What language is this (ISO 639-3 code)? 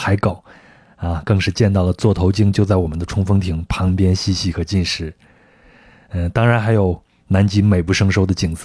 zho